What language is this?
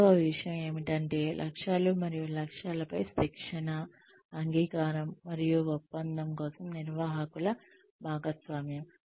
Telugu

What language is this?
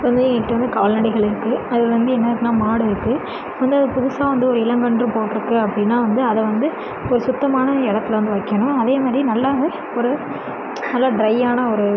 Tamil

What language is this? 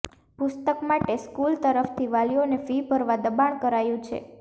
Gujarati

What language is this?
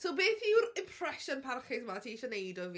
Welsh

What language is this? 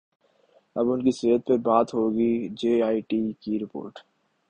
Urdu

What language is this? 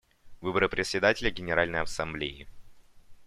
Russian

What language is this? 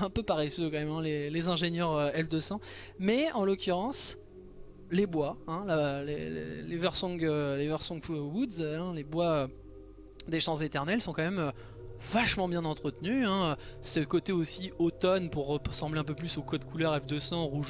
French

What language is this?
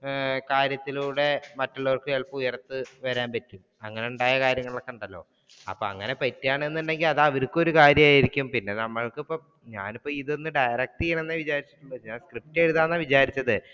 Malayalam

